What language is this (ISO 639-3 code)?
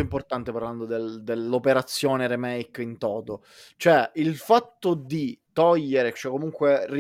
ita